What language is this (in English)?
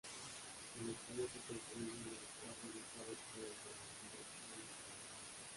Spanish